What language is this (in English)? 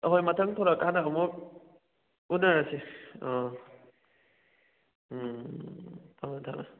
Manipuri